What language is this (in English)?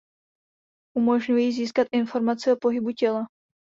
Czech